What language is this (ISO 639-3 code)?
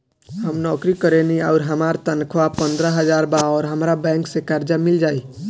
bho